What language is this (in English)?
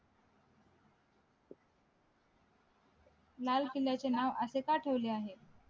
Marathi